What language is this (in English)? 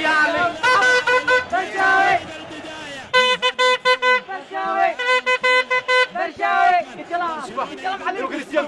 Arabic